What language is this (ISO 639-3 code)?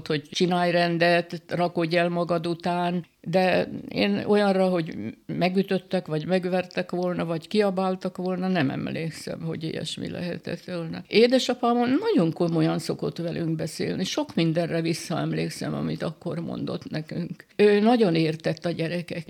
hun